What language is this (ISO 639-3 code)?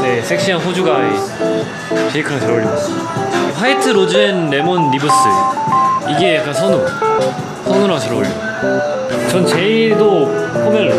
kor